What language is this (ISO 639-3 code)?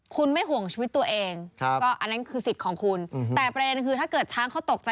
tha